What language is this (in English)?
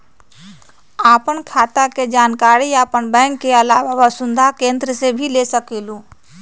Magahi